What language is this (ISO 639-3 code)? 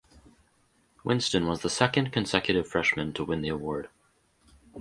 eng